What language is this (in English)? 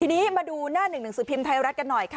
Thai